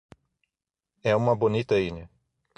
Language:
Portuguese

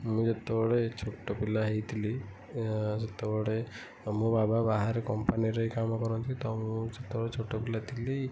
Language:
Odia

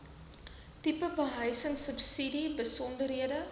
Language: Afrikaans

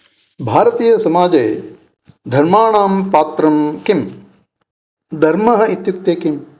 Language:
Sanskrit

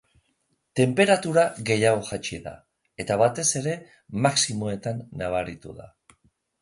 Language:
Basque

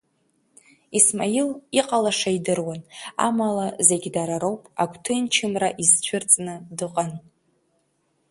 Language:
Abkhazian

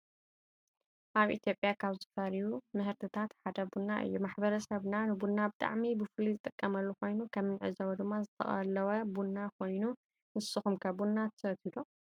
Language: Tigrinya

